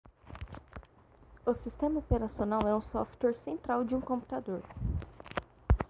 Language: Portuguese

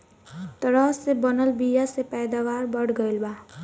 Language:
Bhojpuri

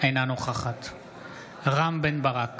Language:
Hebrew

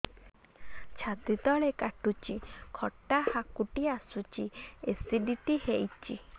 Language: Odia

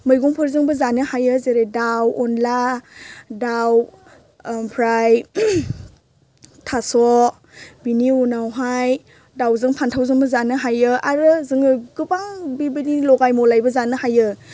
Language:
Bodo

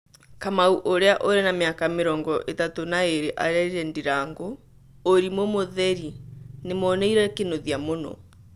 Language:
Kikuyu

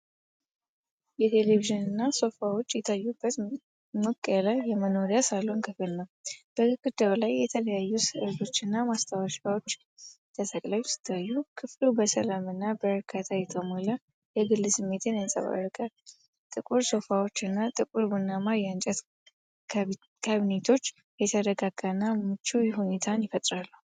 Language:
Amharic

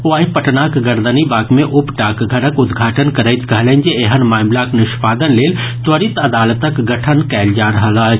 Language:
Maithili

